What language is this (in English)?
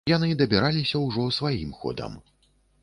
Belarusian